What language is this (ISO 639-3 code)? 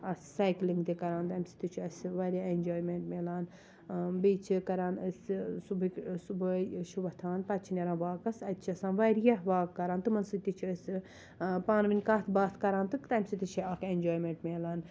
kas